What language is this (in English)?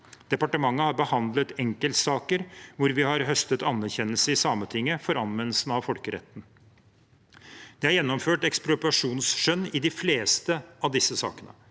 Norwegian